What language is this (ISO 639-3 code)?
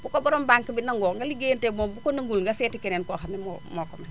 wol